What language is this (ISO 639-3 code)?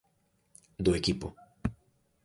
glg